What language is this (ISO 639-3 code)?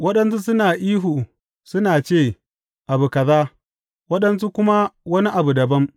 hau